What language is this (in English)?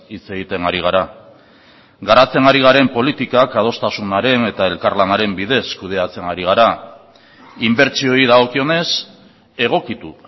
Basque